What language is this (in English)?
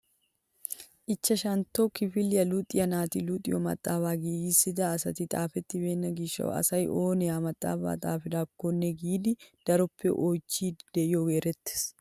Wolaytta